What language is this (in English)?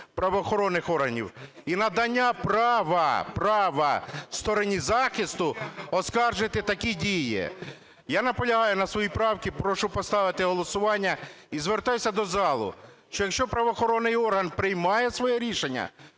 Ukrainian